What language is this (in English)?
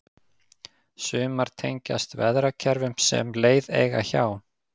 Icelandic